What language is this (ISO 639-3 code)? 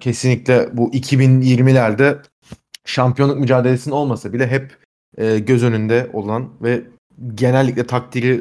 tur